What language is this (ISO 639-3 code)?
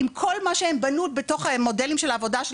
heb